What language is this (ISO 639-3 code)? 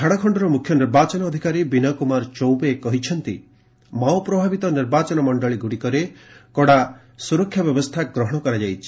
ori